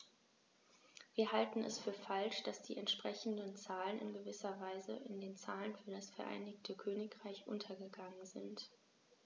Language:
German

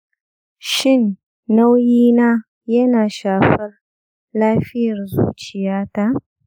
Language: Hausa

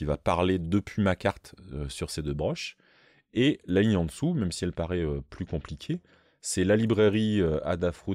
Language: French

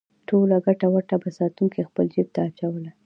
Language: Pashto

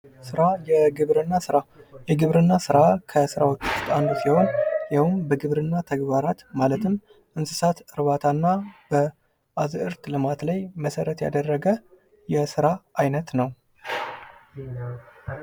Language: Amharic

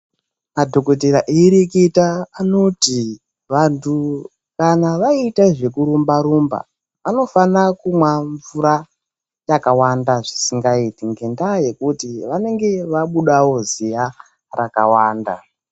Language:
Ndau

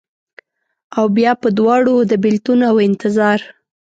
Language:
Pashto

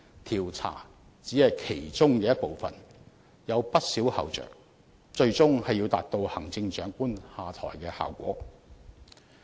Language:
Cantonese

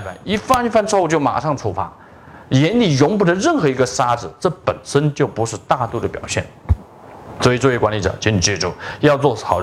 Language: Chinese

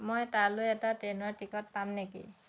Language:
Assamese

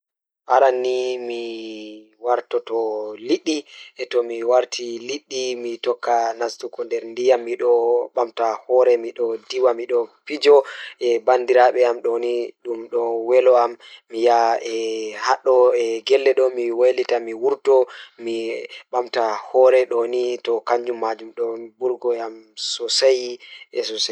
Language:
Fula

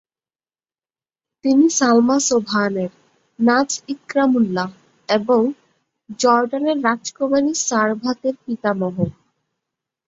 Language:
Bangla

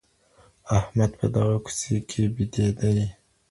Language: Pashto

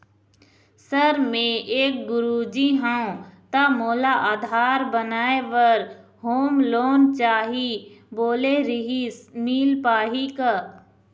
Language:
Chhattisgarhi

